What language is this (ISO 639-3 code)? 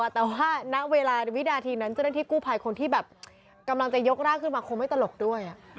tha